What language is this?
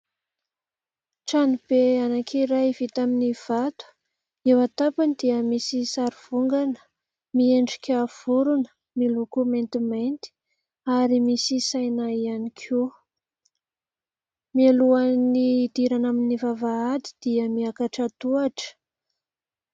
Malagasy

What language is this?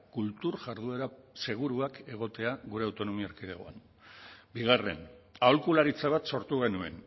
Basque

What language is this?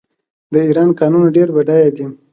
Pashto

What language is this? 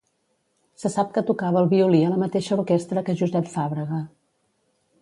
Catalan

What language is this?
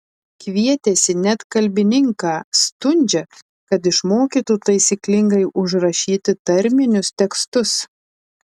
Lithuanian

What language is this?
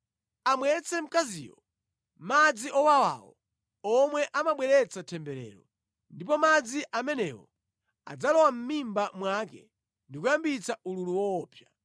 Nyanja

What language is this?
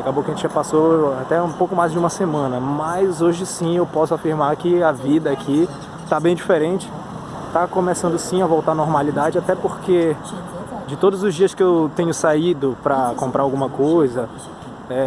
Portuguese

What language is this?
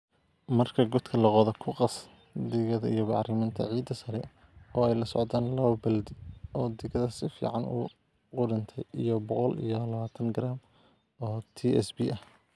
Somali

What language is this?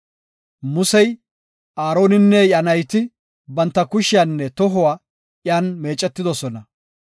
Gofa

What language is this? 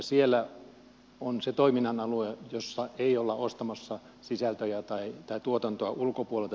Finnish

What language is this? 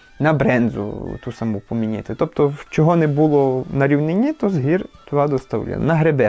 Ukrainian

